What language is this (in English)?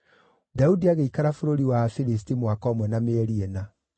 Kikuyu